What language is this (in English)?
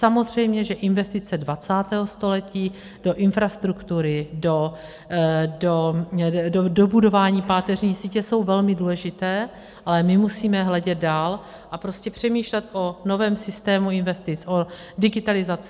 Czech